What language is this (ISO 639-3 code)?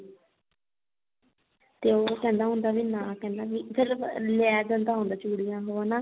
pan